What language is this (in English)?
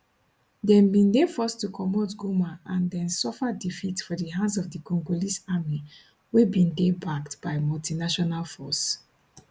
Nigerian Pidgin